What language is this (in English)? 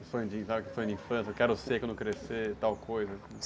Portuguese